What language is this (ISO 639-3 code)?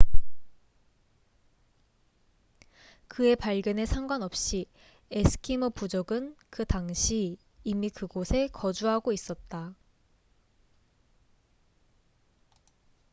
kor